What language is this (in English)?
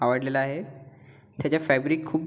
Marathi